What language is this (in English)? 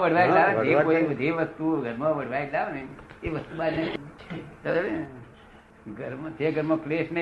Gujarati